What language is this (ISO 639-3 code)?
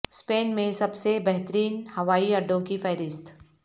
urd